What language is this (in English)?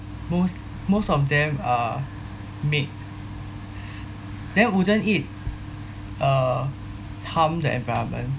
English